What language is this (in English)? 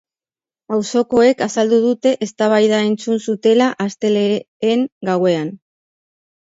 Basque